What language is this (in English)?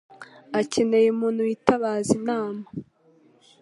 Kinyarwanda